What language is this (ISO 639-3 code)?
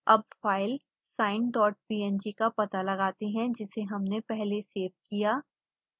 hin